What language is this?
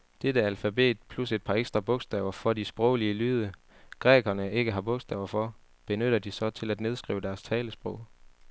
Danish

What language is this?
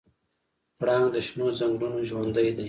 Pashto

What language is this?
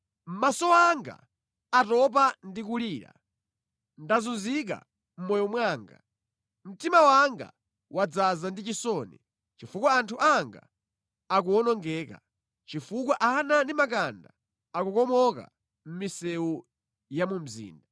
Nyanja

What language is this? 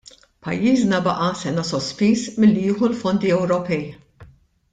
Maltese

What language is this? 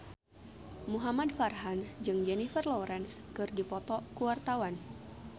Sundanese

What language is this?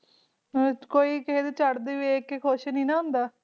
Punjabi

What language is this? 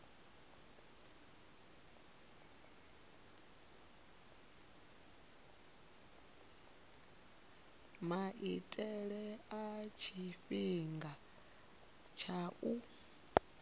Venda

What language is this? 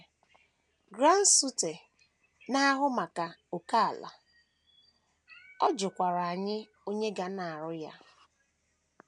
Igbo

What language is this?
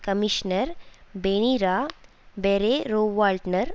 Tamil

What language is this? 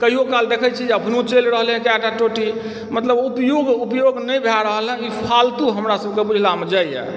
Maithili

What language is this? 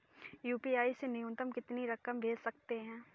Hindi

